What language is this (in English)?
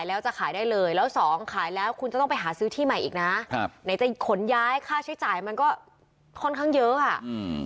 Thai